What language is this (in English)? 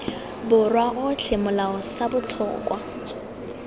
Tswana